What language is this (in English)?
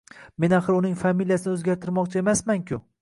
Uzbek